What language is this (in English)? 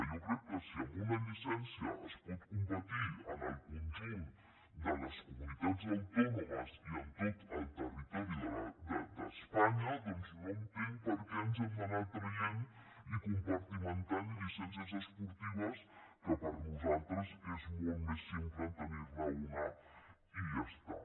Catalan